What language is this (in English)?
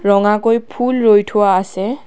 Assamese